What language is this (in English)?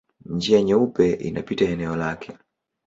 Swahili